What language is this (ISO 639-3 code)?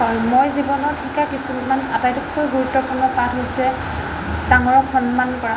asm